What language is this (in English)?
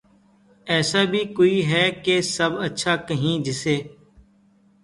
Urdu